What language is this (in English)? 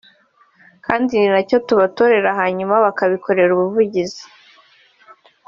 Kinyarwanda